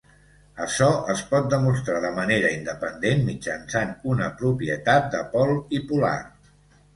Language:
Catalan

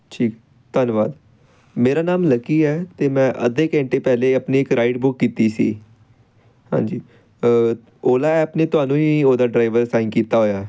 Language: Punjabi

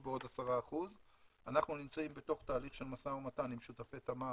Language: Hebrew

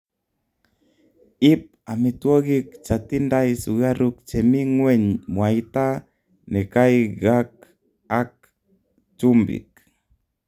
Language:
Kalenjin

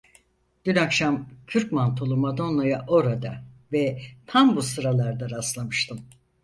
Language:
Turkish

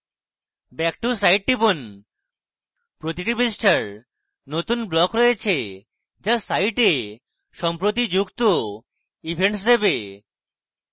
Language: Bangla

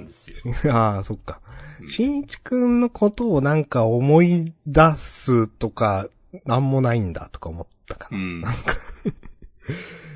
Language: Japanese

